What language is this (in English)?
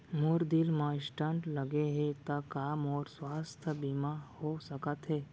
Chhattisgarhi